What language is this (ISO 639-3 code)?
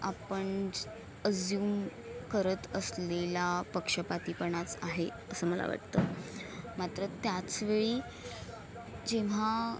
mar